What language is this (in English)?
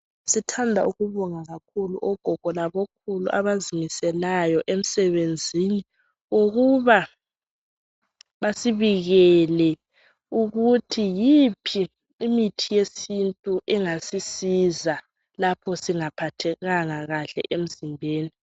North Ndebele